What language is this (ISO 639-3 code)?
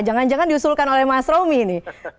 ind